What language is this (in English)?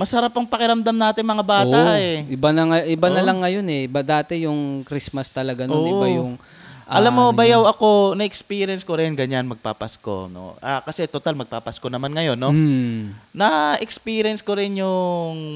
Filipino